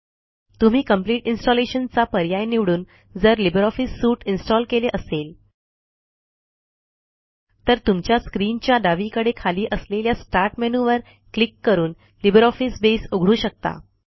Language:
Marathi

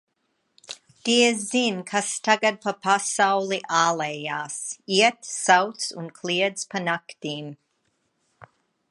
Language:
Latvian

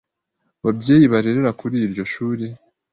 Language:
Kinyarwanda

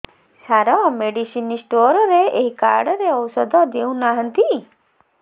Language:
Odia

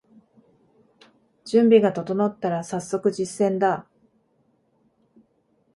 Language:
Japanese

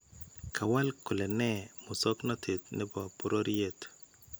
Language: Kalenjin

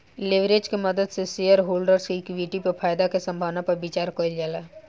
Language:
Bhojpuri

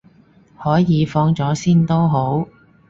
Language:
Cantonese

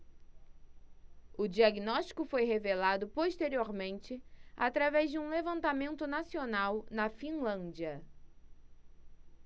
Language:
Portuguese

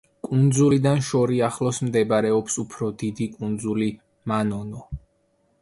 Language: Georgian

